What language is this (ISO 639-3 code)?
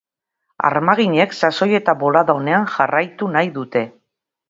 eus